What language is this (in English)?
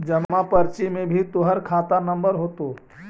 Magahi